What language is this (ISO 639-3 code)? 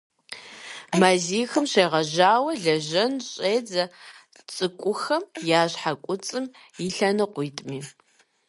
kbd